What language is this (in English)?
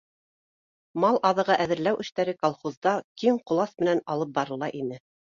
Bashkir